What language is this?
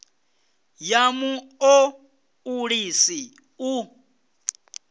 Venda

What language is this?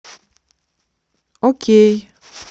Russian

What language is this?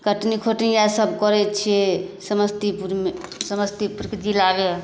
Maithili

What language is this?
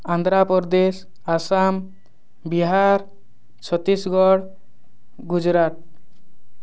Odia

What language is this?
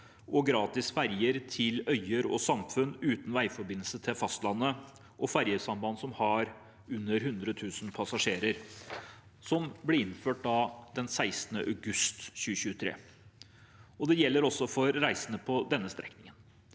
Norwegian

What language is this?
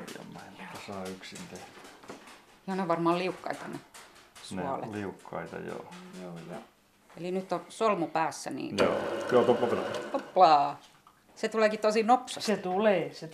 Finnish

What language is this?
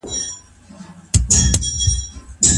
Pashto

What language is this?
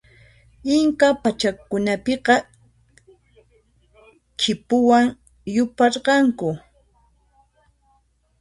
Puno Quechua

